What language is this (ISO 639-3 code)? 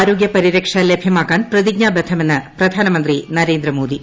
mal